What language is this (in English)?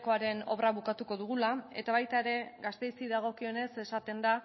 Basque